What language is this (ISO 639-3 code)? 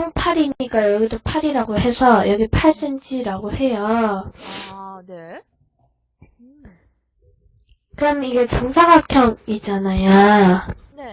kor